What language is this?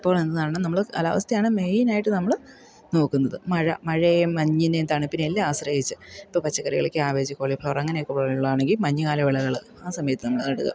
Malayalam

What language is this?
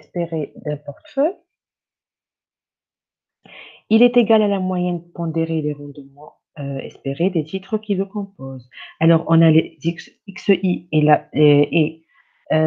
French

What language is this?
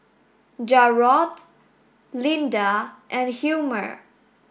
English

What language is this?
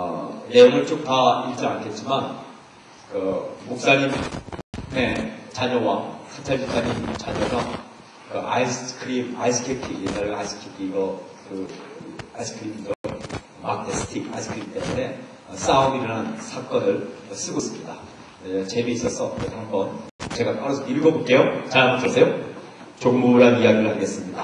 Korean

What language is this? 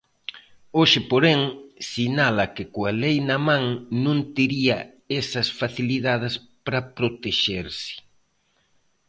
Galician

